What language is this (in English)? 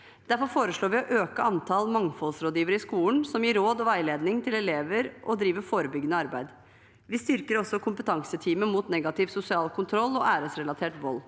Norwegian